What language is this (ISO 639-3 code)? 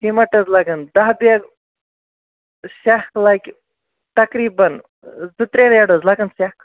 kas